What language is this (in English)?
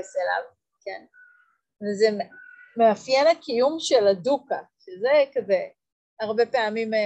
Hebrew